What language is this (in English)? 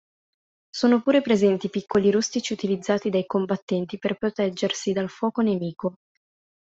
Italian